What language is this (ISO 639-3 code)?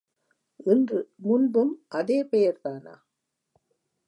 tam